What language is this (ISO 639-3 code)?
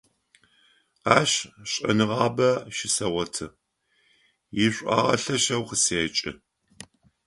ady